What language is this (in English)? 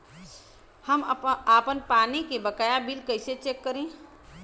Bhojpuri